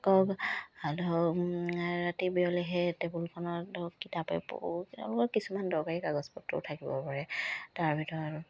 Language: Assamese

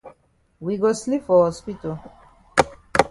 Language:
Cameroon Pidgin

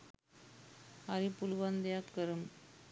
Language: Sinhala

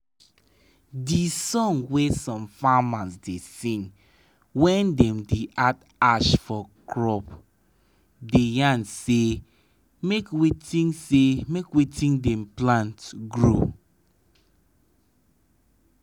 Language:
Nigerian Pidgin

